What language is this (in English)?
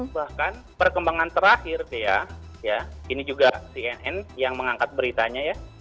Indonesian